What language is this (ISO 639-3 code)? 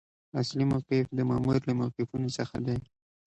pus